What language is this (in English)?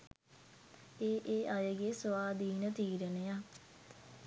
Sinhala